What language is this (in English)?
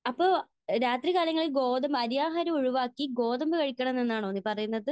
Malayalam